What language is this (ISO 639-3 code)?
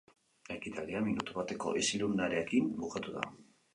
eus